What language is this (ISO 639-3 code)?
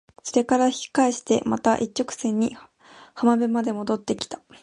jpn